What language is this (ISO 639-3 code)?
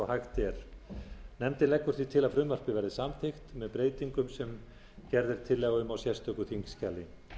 isl